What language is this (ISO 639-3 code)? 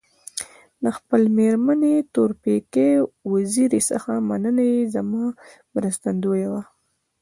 pus